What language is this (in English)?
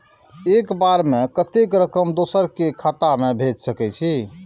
Maithili